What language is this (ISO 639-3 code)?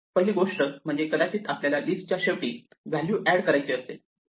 mar